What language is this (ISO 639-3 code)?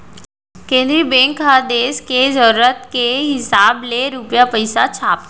hne